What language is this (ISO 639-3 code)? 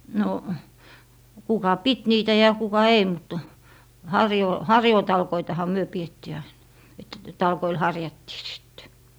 fin